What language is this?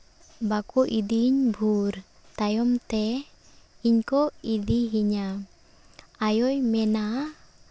Santali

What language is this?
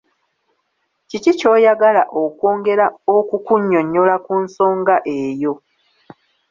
Ganda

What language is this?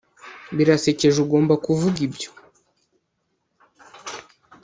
Kinyarwanda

